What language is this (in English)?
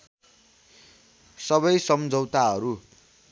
Nepali